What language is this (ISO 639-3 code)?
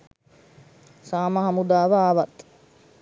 sin